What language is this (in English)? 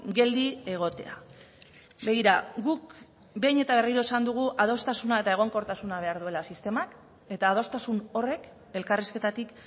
Basque